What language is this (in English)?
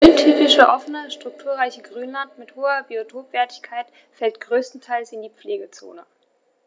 German